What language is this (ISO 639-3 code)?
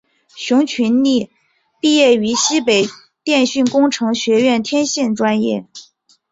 zho